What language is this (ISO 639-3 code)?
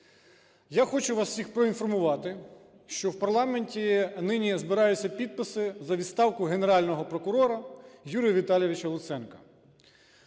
ukr